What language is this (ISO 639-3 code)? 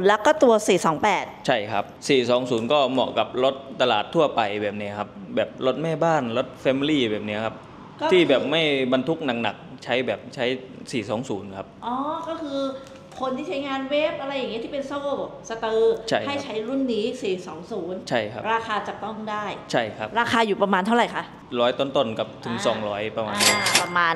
tha